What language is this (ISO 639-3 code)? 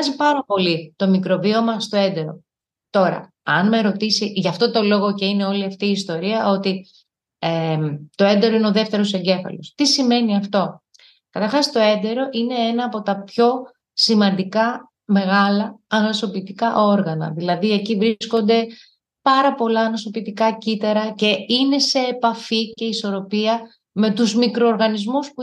ell